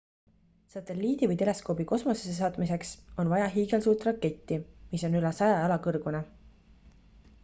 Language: Estonian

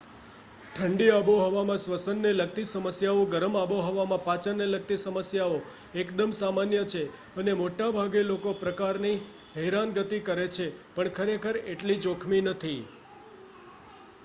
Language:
Gujarati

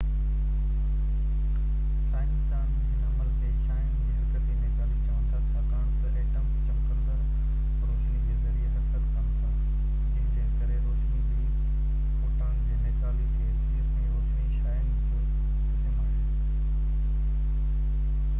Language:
Sindhi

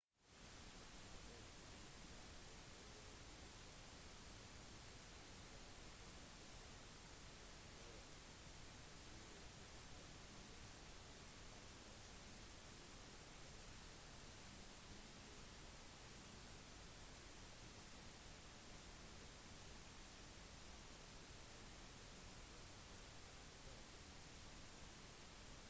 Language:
Norwegian Bokmål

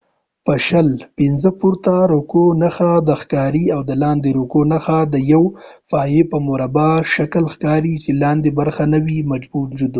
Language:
Pashto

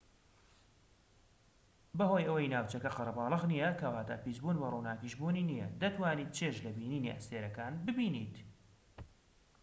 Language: Central Kurdish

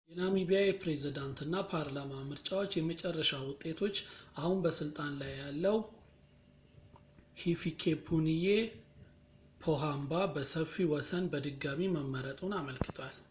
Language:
Amharic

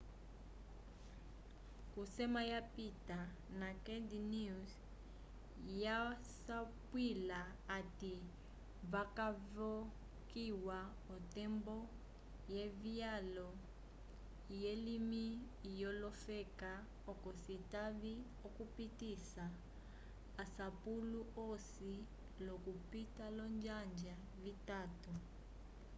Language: Umbundu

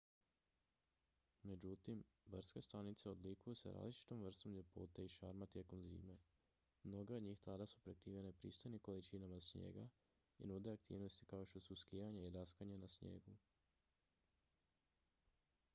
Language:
Croatian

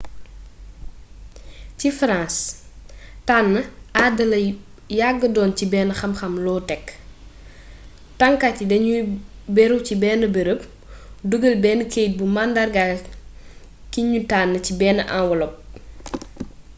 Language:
Wolof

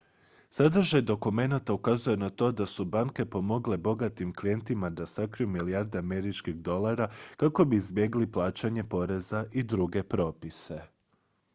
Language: Croatian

